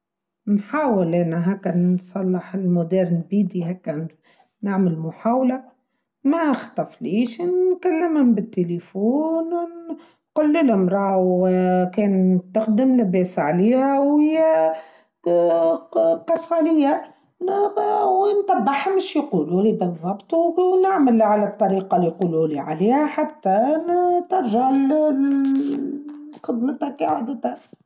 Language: Tunisian Arabic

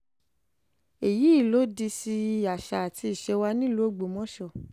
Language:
Yoruba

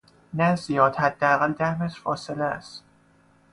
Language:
Persian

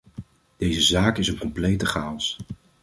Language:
Dutch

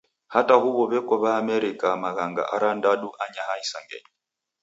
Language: Taita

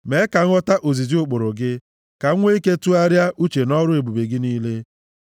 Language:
Igbo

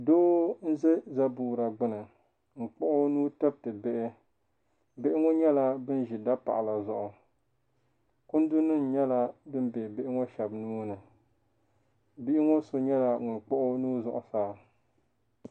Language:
Dagbani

